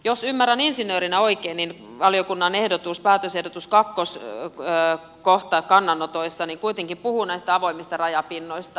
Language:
Finnish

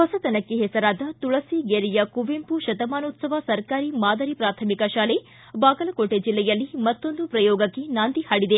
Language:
Kannada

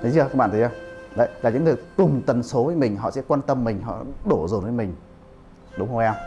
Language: Vietnamese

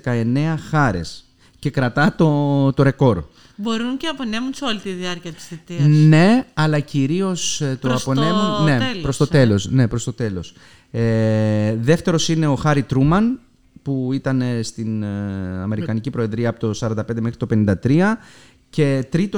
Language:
Greek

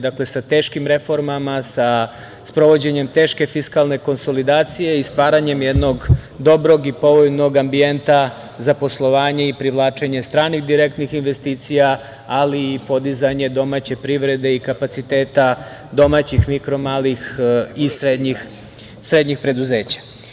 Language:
Serbian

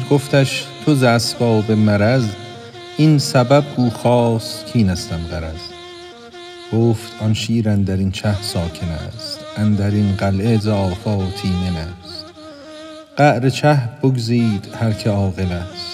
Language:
Persian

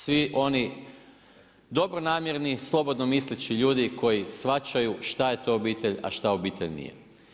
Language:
Croatian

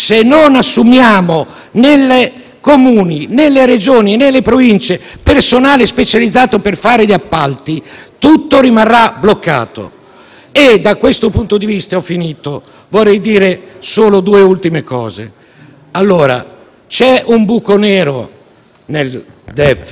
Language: Italian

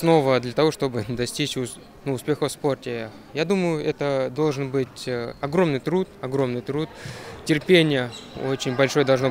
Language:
Russian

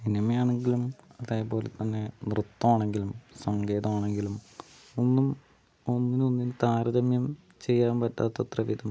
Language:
Malayalam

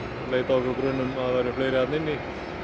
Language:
Icelandic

